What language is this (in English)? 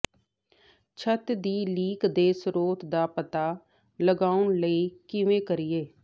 Punjabi